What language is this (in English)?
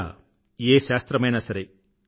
Telugu